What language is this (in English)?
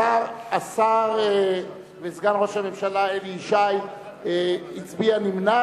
Hebrew